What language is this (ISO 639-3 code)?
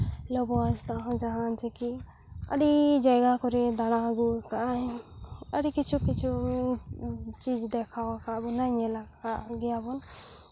sat